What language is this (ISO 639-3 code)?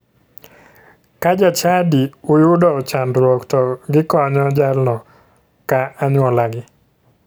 luo